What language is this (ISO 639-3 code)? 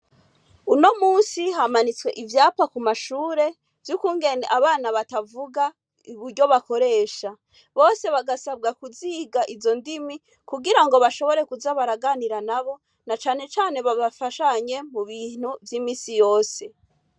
run